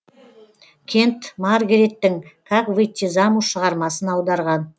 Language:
Kazakh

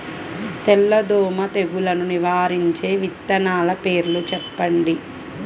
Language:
Telugu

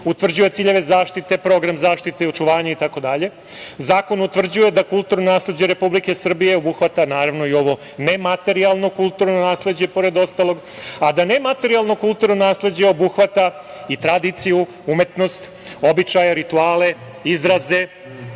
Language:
Serbian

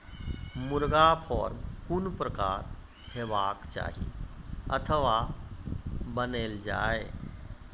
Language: Maithili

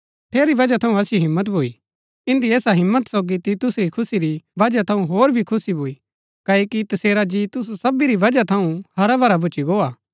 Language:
Gaddi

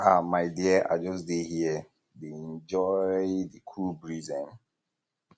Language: Nigerian Pidgin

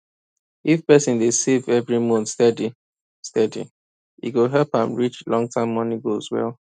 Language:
Nigerian Pidgin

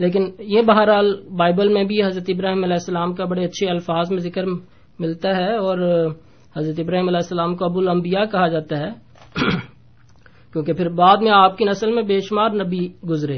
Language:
Urdu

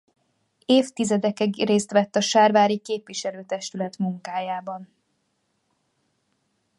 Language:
Hungarian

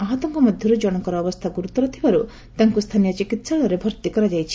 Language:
Odia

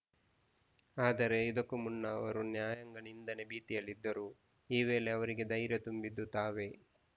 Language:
Kannada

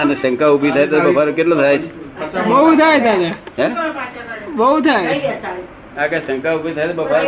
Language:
Gujarati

